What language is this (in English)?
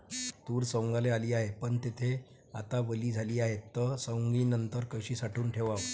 Marathi